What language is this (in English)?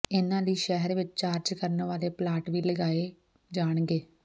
Punjabi